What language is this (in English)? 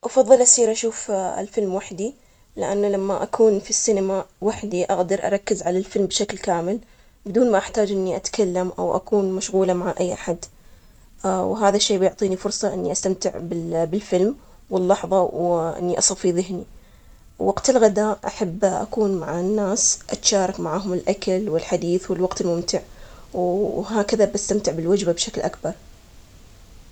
Omani Arabic